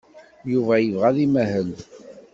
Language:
Kabyle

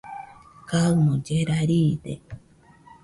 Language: Nüpode Huitoto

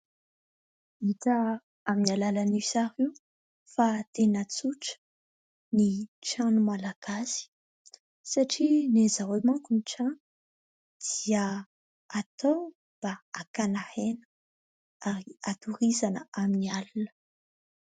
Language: Malagasy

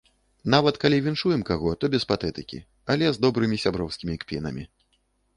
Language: Belarusian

